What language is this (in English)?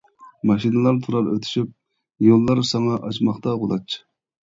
Uyghur